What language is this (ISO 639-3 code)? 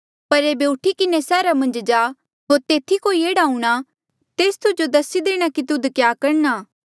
mjl